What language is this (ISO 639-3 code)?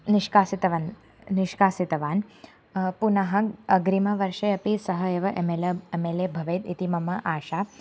san